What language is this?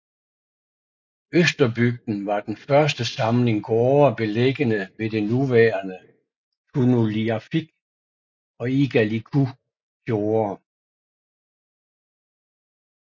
Danish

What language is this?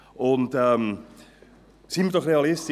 Swiss German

